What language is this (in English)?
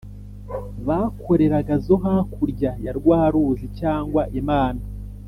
Kinyarwanda